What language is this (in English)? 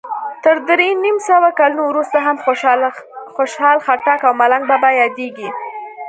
Pashto